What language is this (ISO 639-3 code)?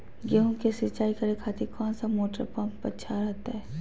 mag